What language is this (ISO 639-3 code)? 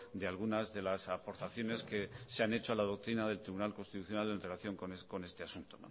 spa